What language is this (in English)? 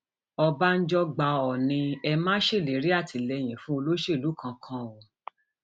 Yoruba